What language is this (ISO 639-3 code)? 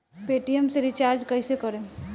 bho